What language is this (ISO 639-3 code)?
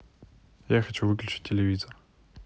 rus